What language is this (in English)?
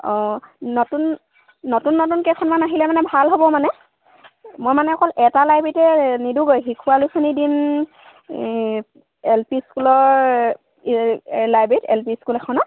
Assamese